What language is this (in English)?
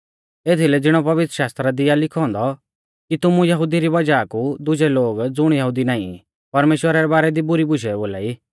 Mahasu Pahari